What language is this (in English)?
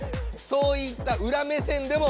Japanese